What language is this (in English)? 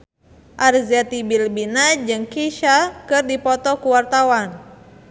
Sundanese